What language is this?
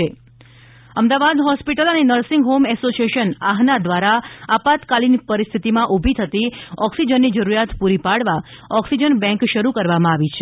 Gujarati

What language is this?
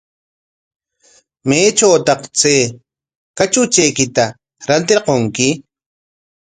Corongo Ancash Quechua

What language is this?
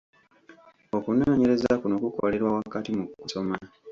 Ganda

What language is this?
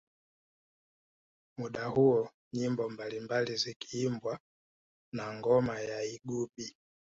Swahili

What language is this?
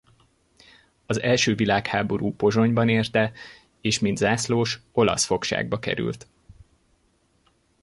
Hungarian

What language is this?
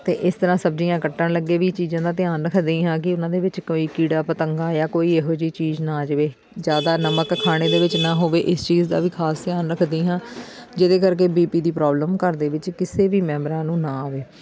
Punjabi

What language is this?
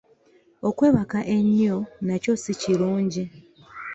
Ganda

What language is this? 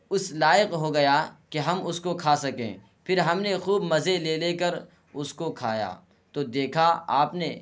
Urdu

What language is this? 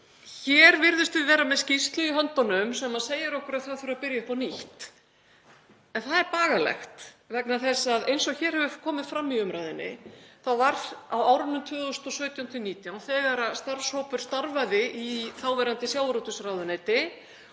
Icelandic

